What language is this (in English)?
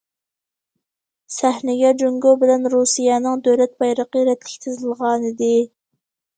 Uyghur